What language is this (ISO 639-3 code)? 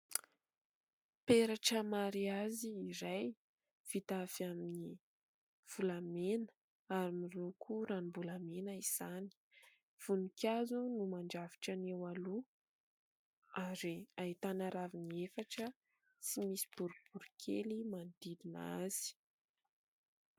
mlg